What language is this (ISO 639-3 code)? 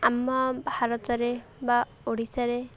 ori